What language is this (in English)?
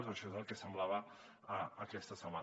Catalan